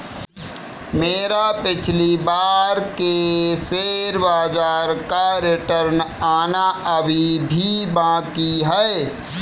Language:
Hindi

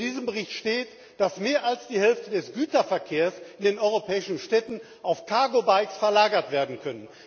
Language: German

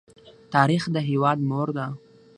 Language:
Pashto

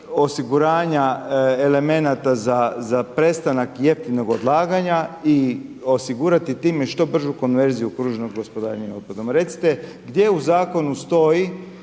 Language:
Croatian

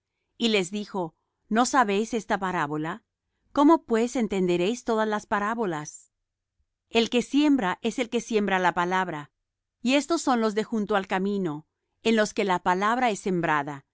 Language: Spanish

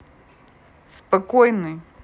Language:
Russian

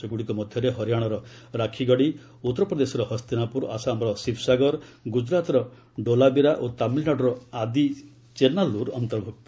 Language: Odia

